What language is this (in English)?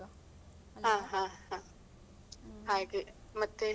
Kannada